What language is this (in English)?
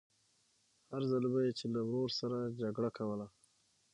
Pashto